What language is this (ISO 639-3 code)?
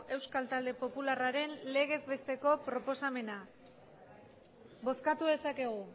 eus